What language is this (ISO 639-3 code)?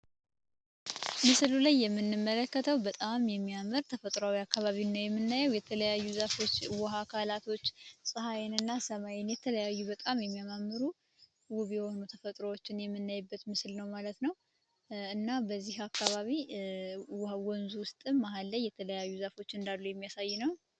amh